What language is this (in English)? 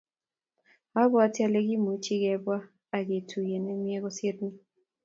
Kalenjin